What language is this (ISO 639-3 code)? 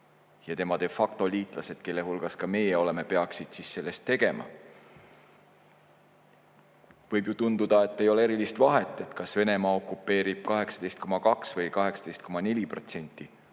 est